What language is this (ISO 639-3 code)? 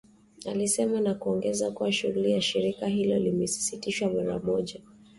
swa